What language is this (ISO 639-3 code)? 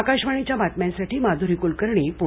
mar